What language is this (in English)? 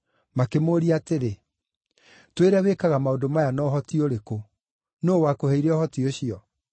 Kikuyu